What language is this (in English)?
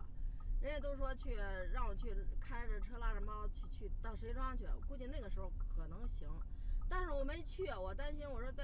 Chinese